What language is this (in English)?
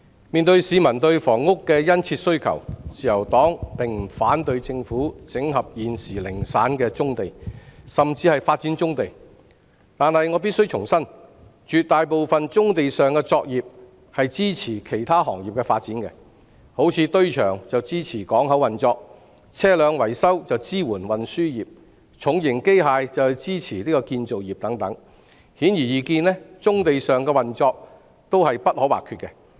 Cantonese